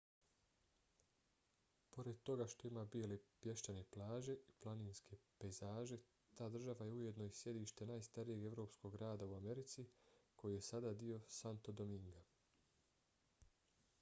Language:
Bosnian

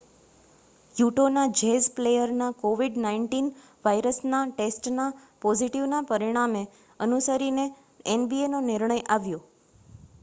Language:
Gujarati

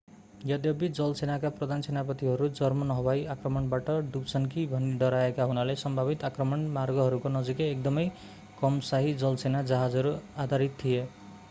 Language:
Nepali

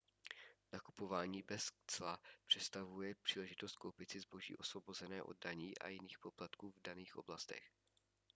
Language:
Czech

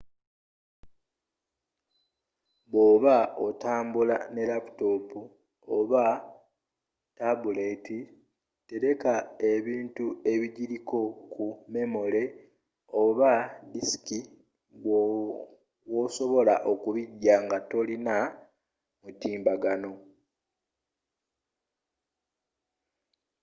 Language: Ganda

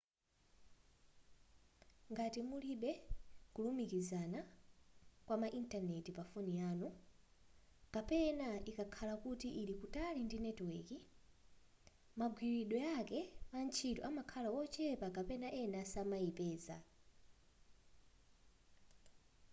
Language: Nyanja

